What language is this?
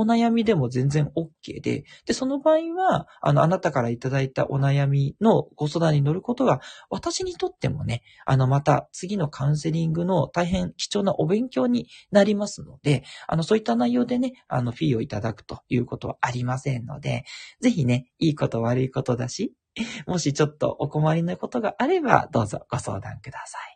Japanese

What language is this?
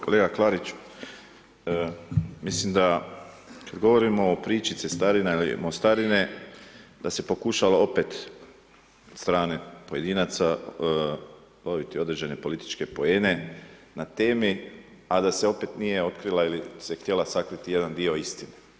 Croatian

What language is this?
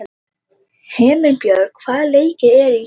Icelandic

